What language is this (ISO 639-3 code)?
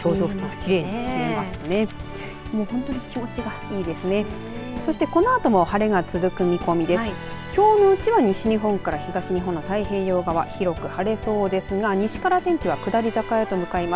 jpn